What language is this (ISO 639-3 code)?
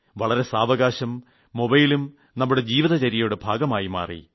mal